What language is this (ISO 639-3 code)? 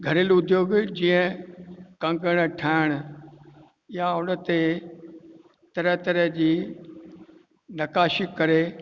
snd